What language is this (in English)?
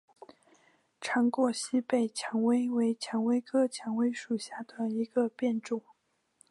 Chinese